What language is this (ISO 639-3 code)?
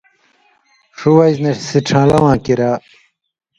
mvy